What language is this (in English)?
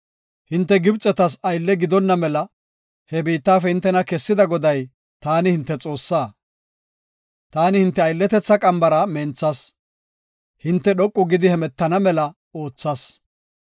Gofa